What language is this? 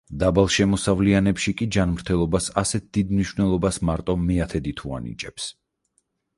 Georgian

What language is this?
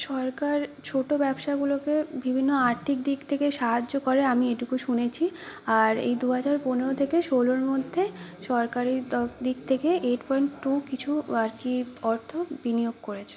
Bangla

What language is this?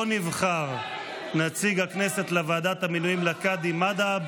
Hebrew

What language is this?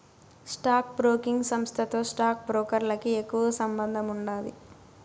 Telugu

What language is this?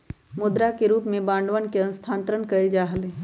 Magahi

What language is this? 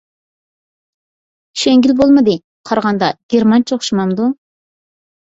Uyghur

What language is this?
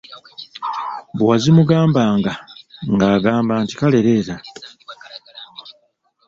Ganda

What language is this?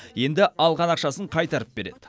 Kazakh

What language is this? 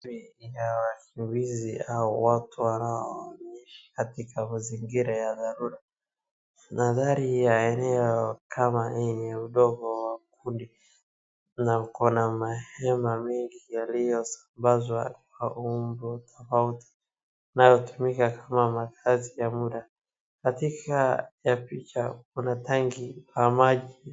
Swahili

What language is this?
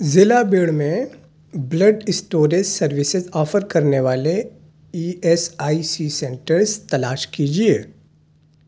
Urdu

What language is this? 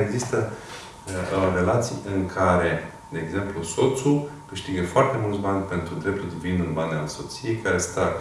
Romanian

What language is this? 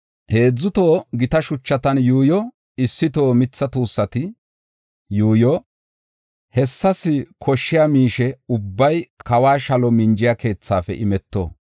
Gofa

